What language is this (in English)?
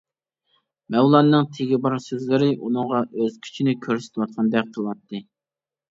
Uyghur